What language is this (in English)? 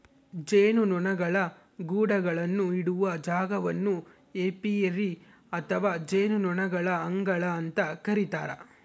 Kannada